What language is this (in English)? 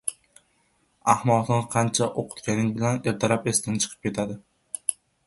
Uzbek